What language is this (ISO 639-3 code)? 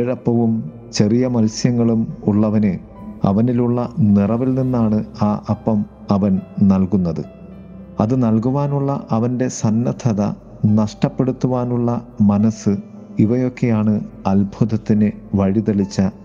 mal